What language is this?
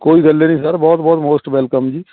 Punjabi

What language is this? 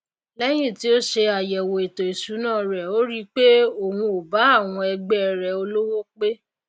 Yoruba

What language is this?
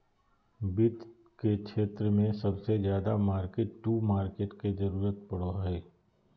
Magahi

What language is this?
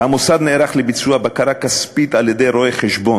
Hebrew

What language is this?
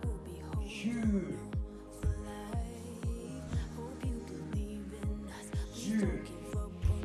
Japanese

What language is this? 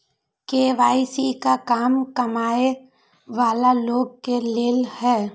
Magahi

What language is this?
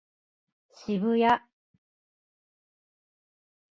Japanese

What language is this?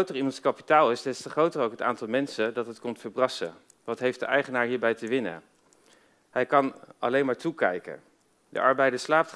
Dutch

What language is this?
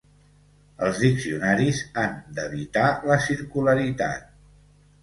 Catalan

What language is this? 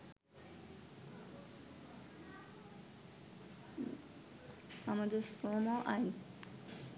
Bangla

